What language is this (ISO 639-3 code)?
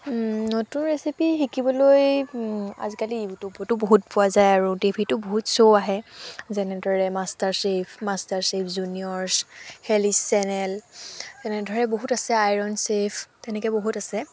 asm